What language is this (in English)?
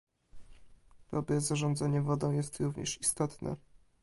Polish